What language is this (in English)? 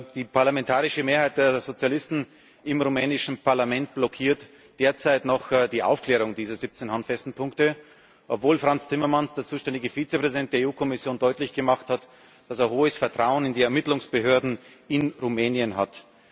German